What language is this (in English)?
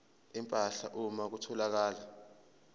Zulu